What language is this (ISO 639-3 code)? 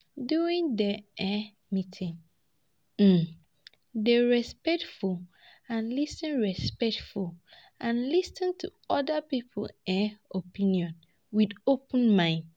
pcm